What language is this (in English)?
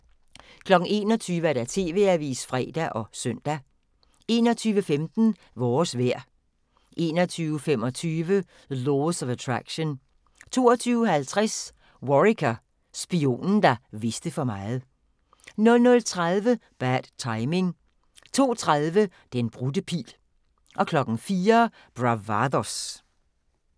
Danish